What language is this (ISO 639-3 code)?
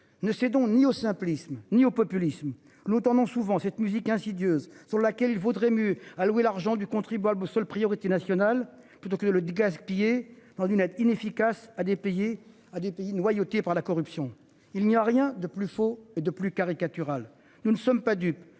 fra